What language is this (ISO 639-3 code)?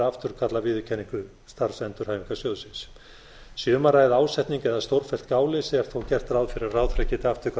isl